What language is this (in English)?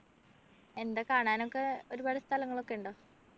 Malayalam